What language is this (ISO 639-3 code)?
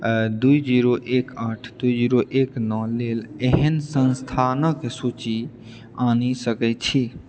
mai